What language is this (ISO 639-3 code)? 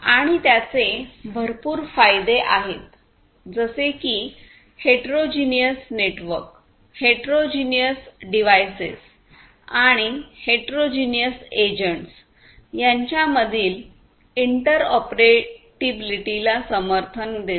mar